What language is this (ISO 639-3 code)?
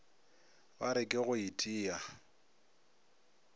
nso